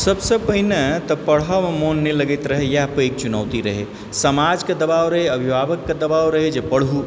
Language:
Maithili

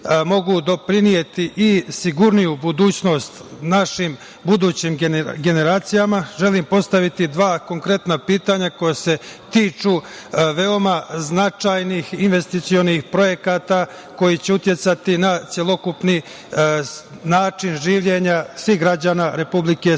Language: Serbian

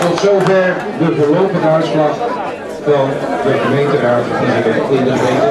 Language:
Dutch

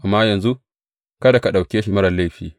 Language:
Hausa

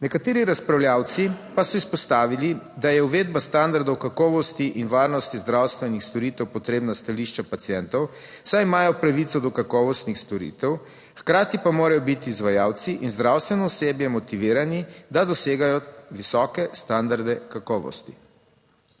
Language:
Slovenian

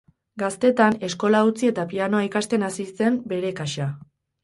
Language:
Basque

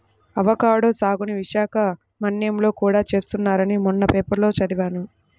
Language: Telugu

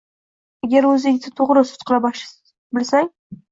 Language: Uzbek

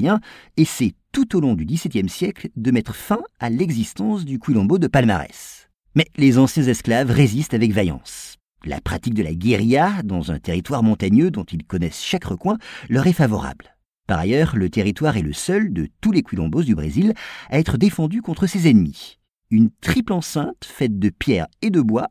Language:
French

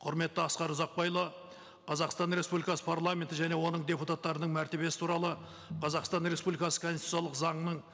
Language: Kazakh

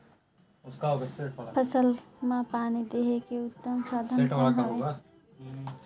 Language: Chhattisgarhi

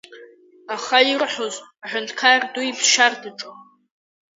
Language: Abkhazian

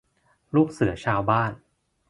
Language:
Thai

